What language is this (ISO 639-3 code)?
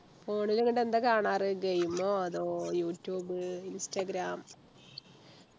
mal